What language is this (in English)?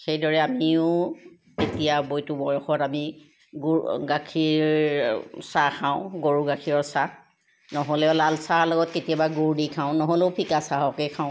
Assamese